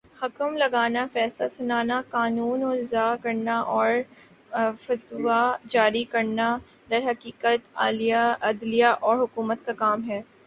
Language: Urdu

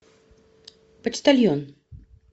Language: Russian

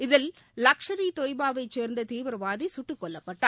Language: Tamil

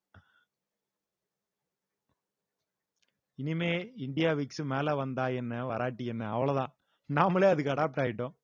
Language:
Tamil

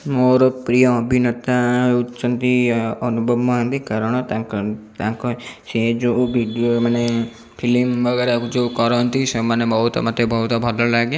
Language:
Odia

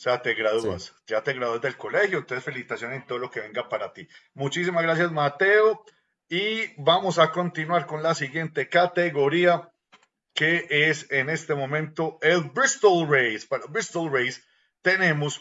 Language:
Spanish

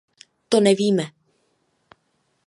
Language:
Czech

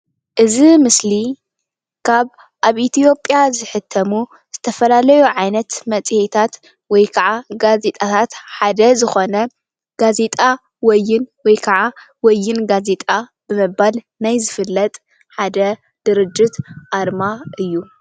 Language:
Tigrinya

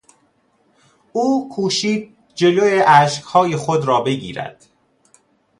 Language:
Persian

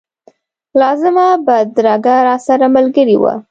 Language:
Pashto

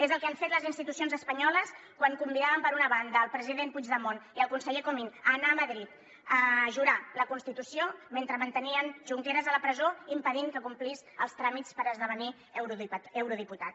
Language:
Catalan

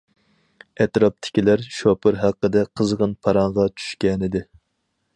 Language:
Uyghur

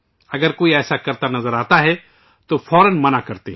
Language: Urdu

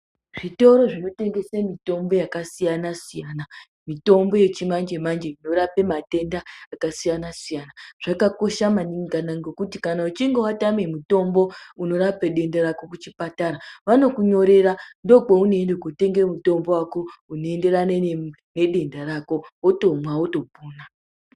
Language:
Ndau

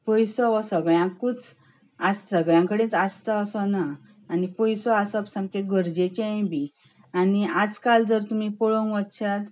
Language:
Konkani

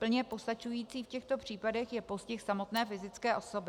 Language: Czech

